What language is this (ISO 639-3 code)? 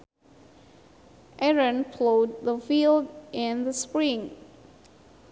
sun